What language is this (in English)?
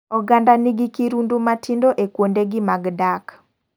Luo (Kenya and Tanzania)